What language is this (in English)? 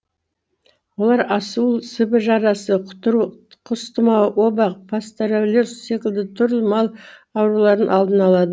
Kazakh